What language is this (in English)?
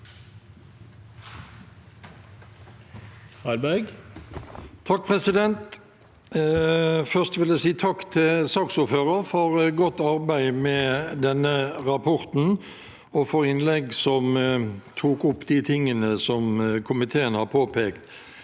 Norwegian